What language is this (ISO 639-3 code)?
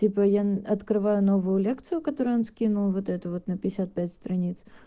rus